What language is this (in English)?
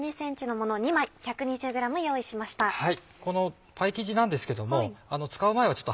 Japanese